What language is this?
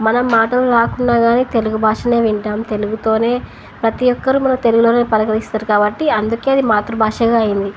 Telugu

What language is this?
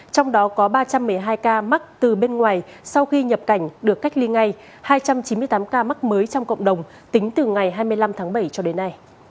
Vietnamese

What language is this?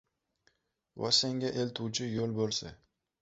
Uzbek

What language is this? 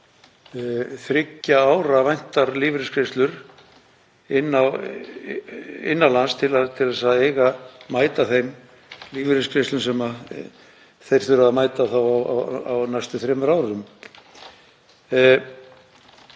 Icelandic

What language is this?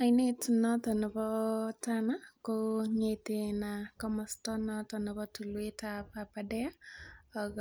Kalenjin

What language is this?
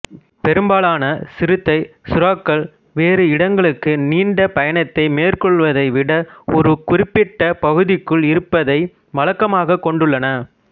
Tamil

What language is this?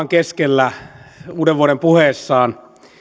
Finnish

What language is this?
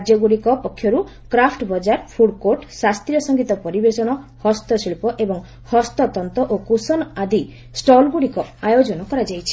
Odia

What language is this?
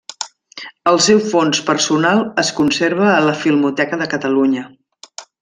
Catalan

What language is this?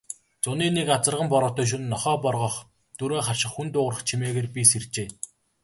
Mongolian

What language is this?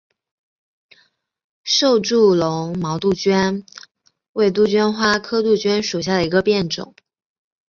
Chinese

